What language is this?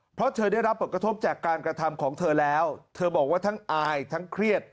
Thai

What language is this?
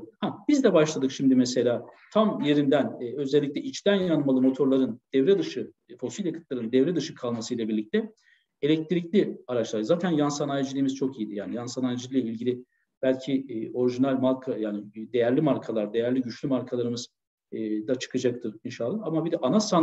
Turkish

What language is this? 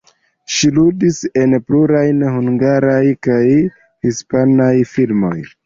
Esperanto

